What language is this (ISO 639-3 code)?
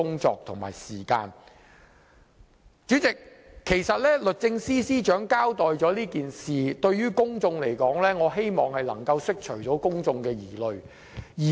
yue